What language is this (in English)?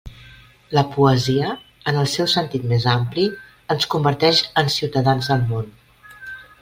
Catalan